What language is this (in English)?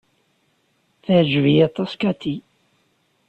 Kabyle